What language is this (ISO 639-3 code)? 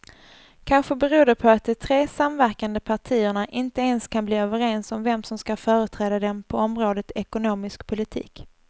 swe